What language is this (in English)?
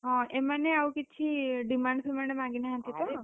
Odia